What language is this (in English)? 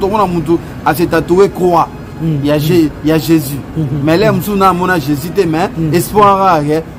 French